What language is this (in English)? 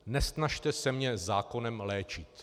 Czech